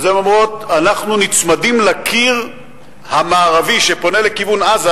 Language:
Hebrew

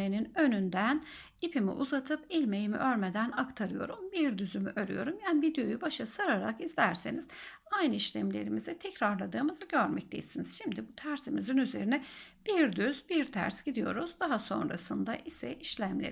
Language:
Turkish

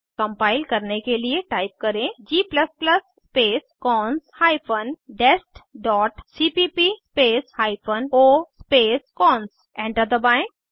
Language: Hindi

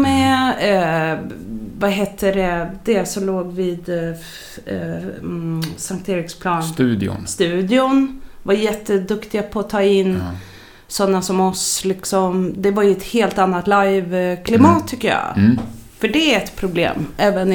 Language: Swedish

